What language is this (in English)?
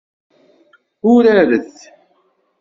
Kabyle